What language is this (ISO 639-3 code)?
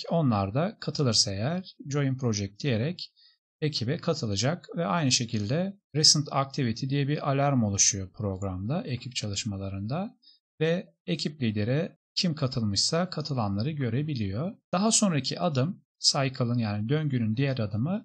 tur